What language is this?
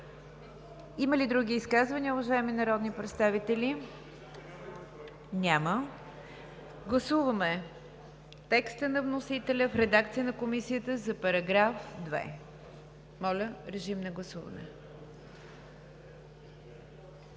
Bulgarian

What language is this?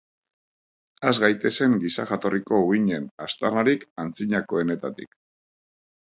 Basque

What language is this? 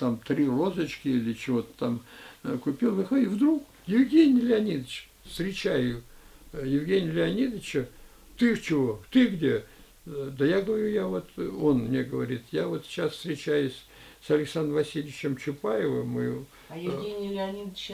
Russian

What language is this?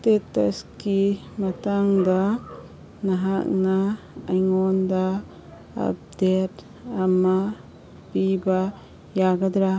Manipuri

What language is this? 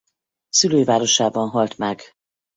Hungarian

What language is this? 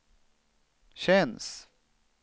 Swedish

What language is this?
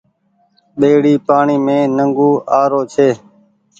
Goaria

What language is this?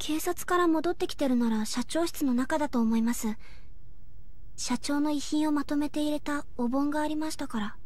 Japanese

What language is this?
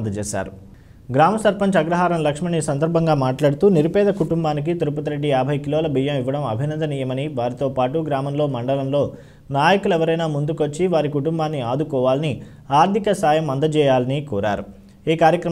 Hindi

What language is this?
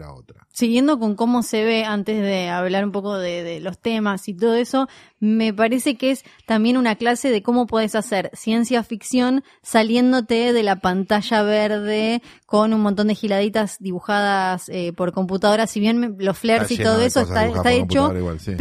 Spanish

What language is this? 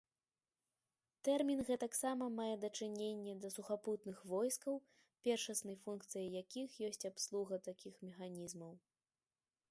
Belarusian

